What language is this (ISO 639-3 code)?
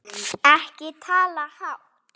isl